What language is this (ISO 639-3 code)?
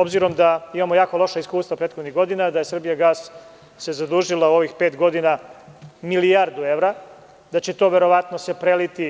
srp